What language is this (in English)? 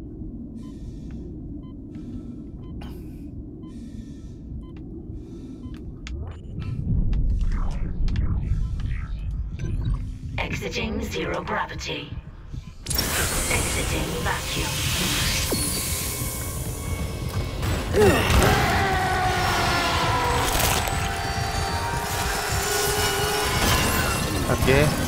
Korean